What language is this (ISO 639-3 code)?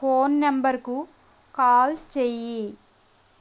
tel